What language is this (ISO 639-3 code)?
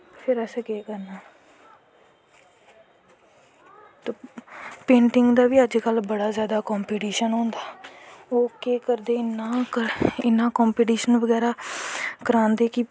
doi